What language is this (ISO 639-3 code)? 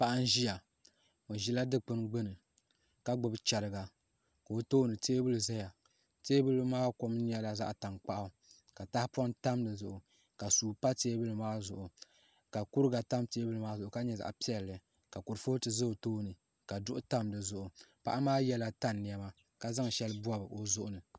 dag